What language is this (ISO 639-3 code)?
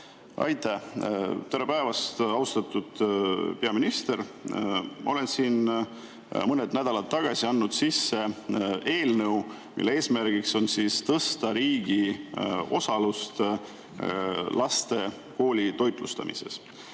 est